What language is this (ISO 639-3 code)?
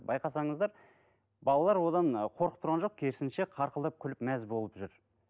kaz